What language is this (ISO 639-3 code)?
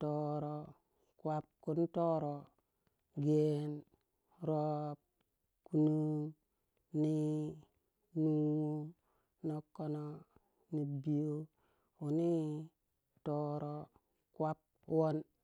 wja